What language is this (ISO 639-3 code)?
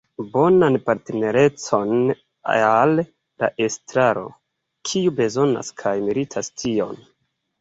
epo